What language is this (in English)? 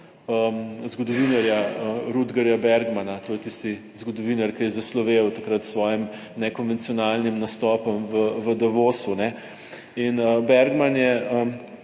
Slovenian